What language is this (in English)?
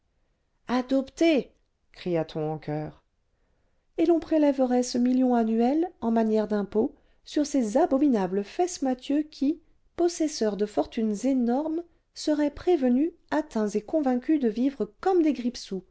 French